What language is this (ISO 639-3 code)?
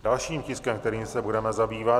ces